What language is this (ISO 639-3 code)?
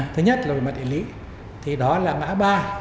vie